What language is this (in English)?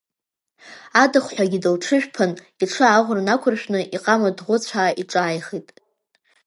Abkhazian